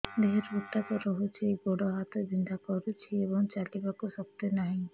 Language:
Odia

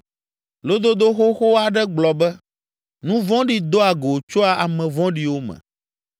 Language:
Ewe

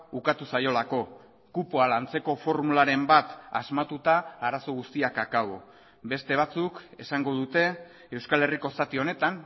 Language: Basque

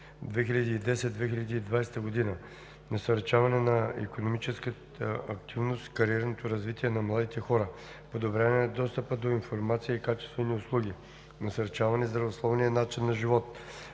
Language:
Bulgarian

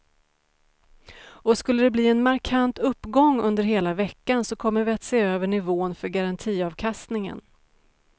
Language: Swedish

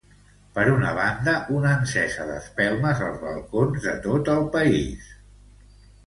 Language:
Catalan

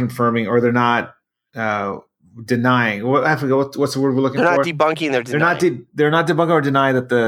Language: English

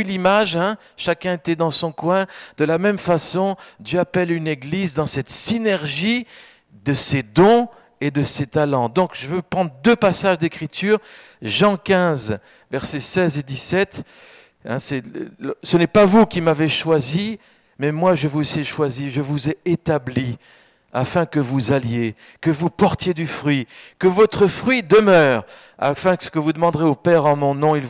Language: French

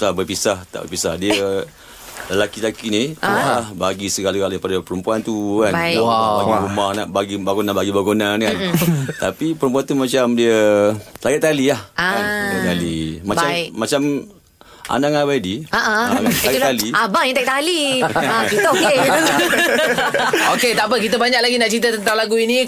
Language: Malay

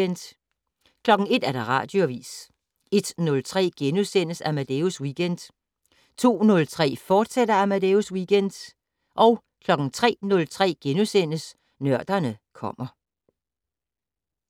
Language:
Danish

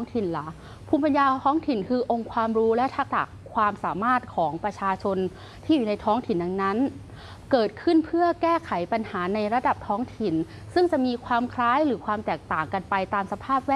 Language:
Thai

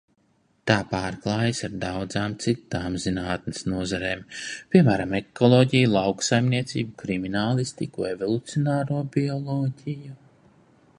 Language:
Latvian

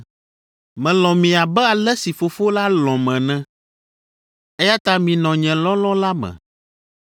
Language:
Ewe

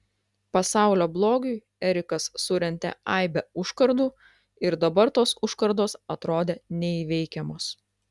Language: Lithuanian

